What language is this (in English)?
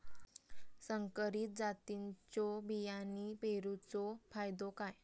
Marathi